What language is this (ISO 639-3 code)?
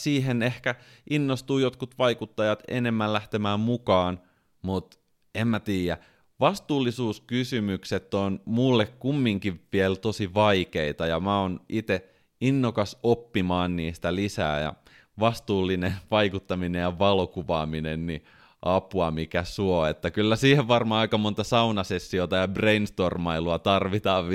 fin